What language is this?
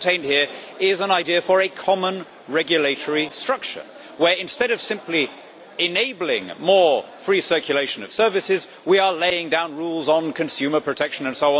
English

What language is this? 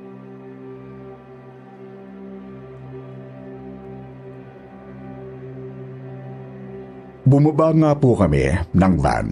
Filipino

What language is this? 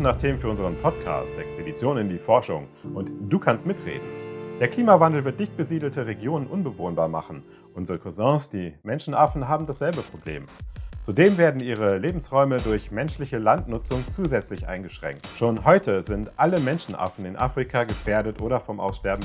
German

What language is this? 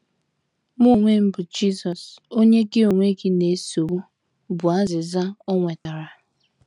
Igbo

